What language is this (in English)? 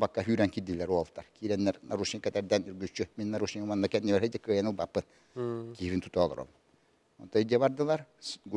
Turkish